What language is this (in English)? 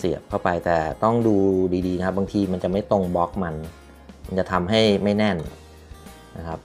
Thai